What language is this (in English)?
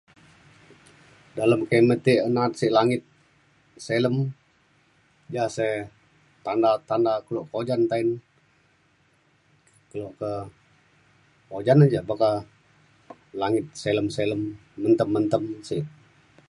Mainstream Kenyah